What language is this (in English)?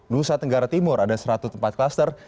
Indonesian